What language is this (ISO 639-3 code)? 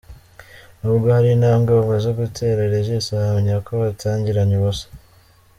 kin